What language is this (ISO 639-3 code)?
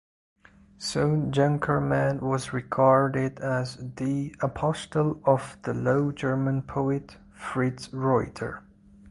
eng